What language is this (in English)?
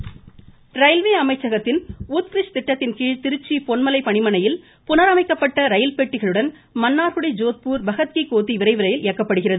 Tamil